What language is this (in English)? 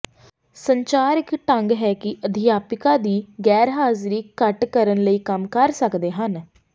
Punjabi